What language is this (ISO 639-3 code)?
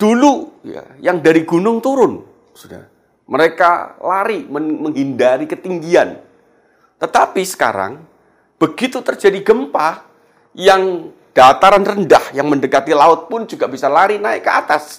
ind